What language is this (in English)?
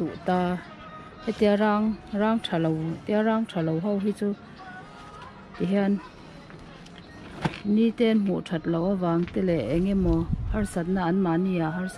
Thai